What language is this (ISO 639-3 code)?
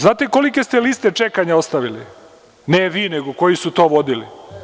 srp